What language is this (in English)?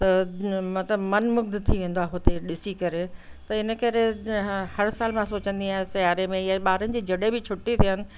Sindhi